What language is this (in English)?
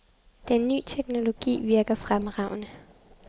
Danish